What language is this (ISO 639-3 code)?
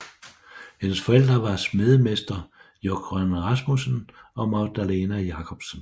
dan